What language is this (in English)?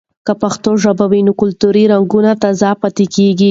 Pashto